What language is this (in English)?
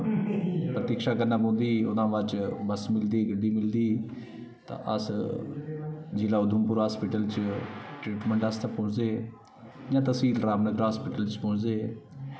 Dogri